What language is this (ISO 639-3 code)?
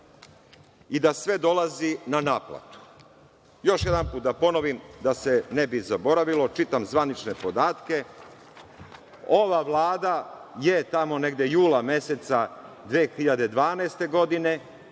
srp